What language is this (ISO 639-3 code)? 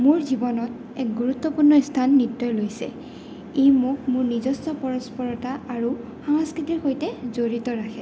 asm